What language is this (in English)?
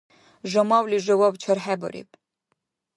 Dargwa